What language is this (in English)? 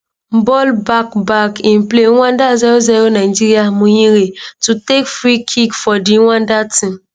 Nigerian Pidgin